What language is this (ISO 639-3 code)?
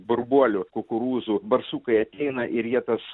lit